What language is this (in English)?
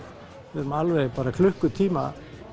Icelandic